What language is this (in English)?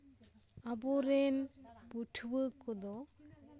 Santali